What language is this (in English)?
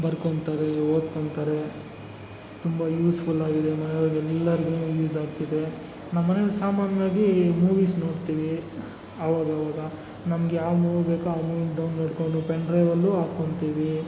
Kannada